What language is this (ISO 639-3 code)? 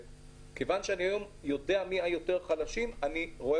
heb